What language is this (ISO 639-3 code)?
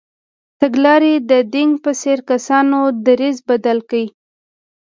pus